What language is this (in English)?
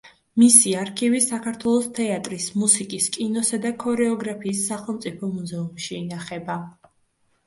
Georgian